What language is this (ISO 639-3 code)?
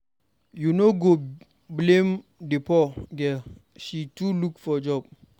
pcm